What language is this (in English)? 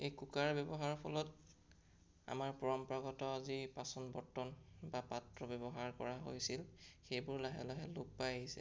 Assamese